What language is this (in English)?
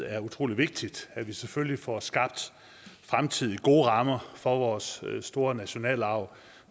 Danish